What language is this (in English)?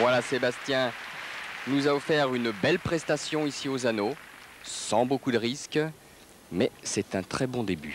French